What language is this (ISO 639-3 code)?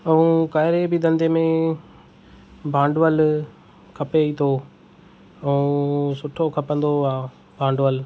snd